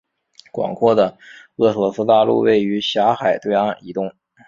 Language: Chinese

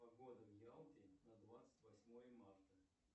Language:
Russian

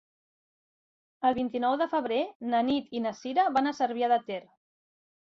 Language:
Catalan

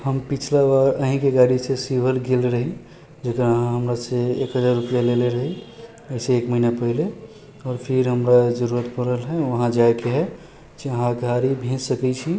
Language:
Maithili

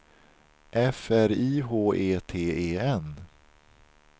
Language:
Swedish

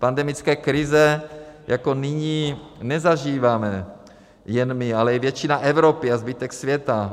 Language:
Czech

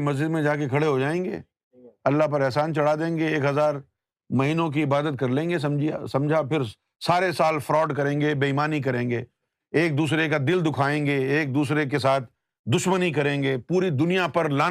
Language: Urdu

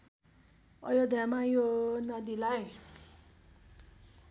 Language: Nepali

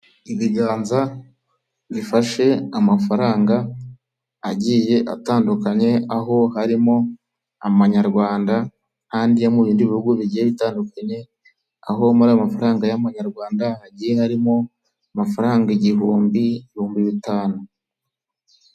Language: Kinyarwanda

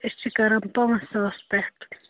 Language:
Kashmiri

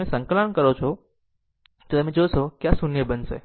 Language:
Gujarati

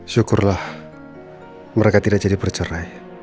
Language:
Indonesian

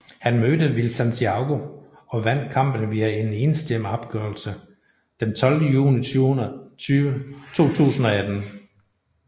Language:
Danish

